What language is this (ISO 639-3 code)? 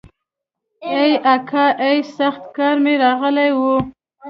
pus